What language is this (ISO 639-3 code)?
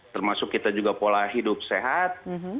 ind